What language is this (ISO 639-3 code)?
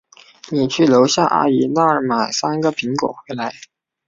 zho